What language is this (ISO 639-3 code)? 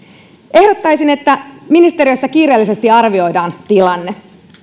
fin